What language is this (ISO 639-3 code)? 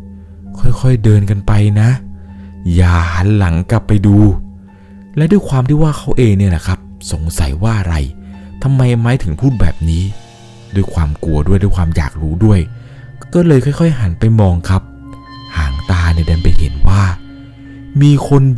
tha